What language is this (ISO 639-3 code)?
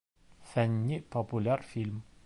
bak